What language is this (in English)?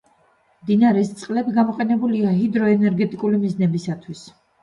Georgian